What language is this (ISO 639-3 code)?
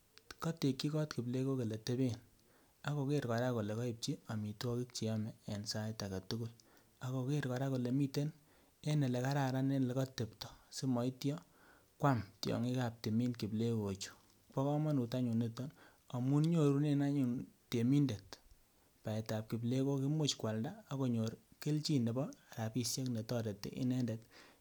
kln